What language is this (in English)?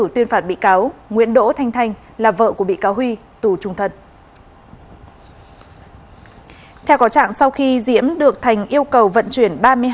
Vietnamese